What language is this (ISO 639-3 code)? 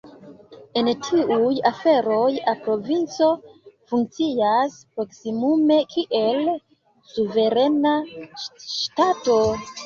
epo